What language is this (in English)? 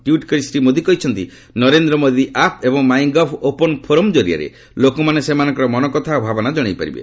Odia